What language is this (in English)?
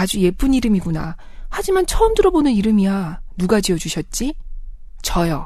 Korean